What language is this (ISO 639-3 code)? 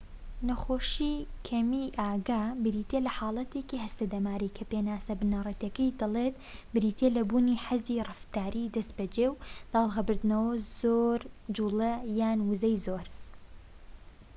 ckb